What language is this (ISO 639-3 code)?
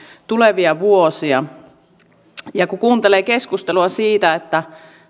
fin